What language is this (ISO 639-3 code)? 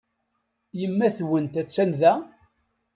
kab